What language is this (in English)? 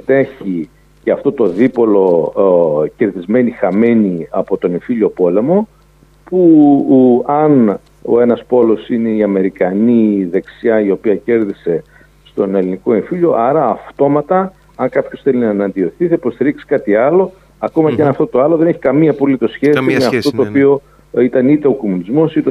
Greek